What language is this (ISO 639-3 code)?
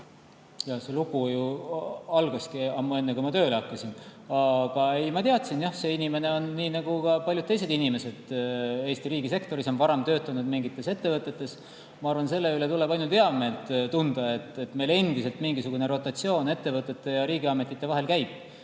est